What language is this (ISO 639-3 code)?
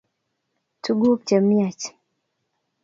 kln